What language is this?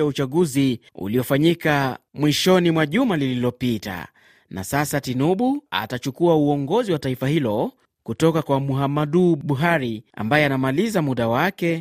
Swahili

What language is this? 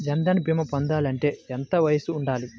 Telugu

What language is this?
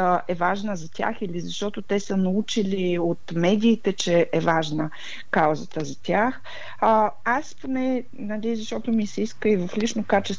Bulgarian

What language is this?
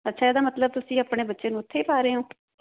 Punjabi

